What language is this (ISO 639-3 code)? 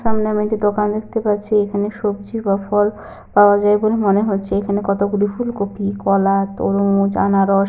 ben